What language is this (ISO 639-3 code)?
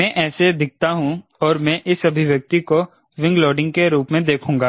hin